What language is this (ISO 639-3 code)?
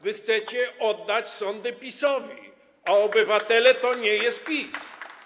pol